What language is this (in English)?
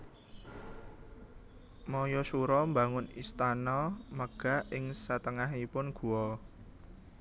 Javanese